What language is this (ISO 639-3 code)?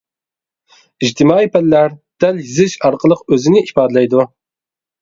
uig